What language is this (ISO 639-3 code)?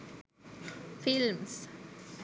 sin